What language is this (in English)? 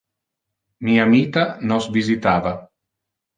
Interlingua